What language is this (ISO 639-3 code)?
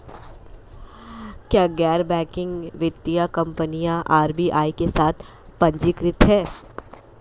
hin